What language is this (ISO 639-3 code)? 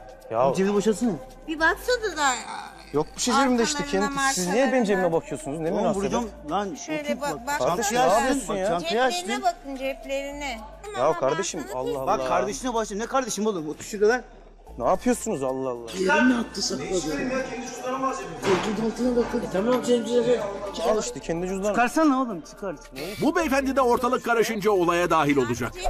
tur